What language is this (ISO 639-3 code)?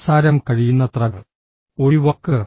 mal